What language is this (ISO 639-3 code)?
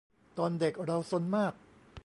tha